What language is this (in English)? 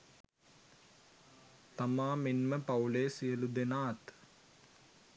Sinhala